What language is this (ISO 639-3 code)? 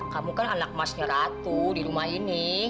ind